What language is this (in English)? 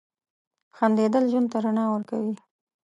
Pashto